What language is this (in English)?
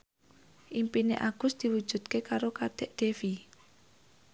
Javanese